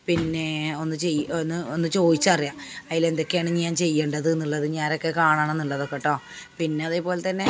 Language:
Malayalam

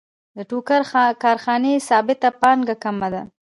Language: Pashto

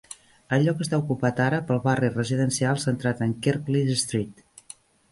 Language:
Catalan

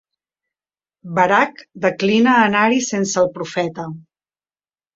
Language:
Catalan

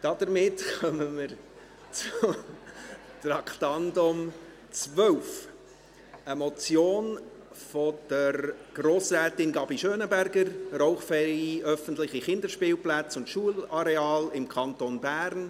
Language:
Swiss German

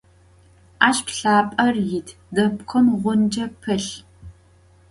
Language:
Adyghe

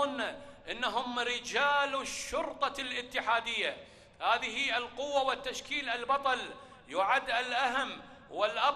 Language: Arabic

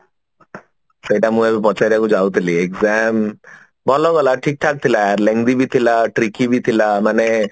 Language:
Odia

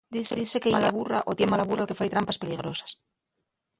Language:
Asturian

